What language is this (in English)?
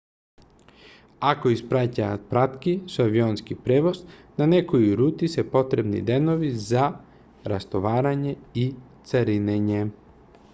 Macedonian